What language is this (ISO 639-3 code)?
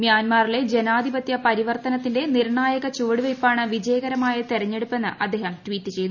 mal